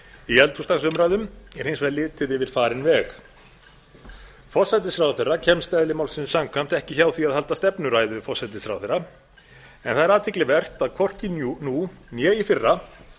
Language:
Icelandic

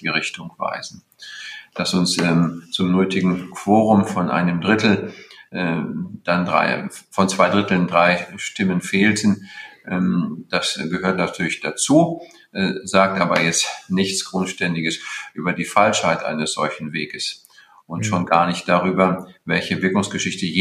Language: German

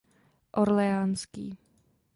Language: Czech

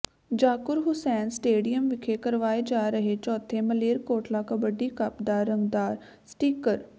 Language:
Punjabi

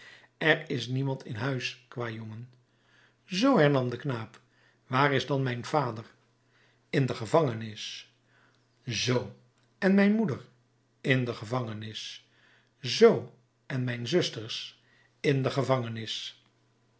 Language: Dutch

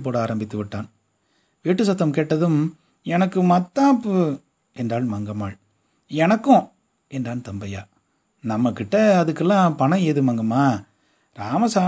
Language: Tamil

